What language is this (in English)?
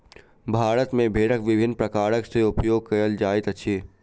Maithili